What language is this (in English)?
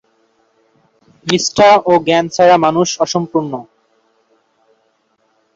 Bangla